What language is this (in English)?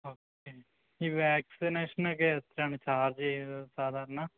Malayalam